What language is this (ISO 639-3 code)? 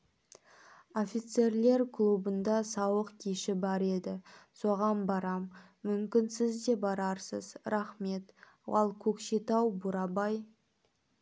kaz